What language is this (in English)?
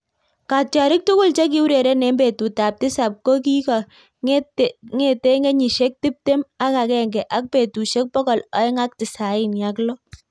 Kalenjin